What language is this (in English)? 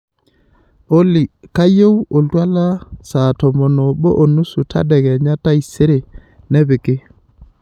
Masai